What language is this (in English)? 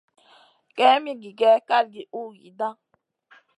Masana